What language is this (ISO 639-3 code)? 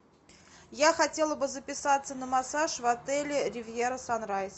rus